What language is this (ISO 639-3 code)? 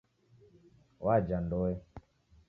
dav